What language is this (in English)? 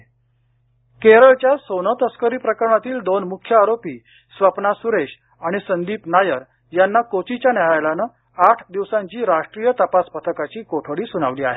Marathi